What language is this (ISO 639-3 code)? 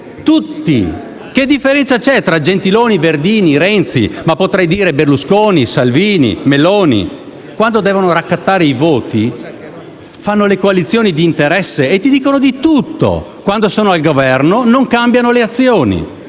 ita